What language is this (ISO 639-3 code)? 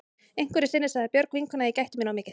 isl